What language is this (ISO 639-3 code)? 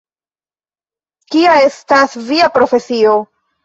epo